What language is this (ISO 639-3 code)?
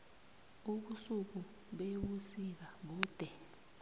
nbl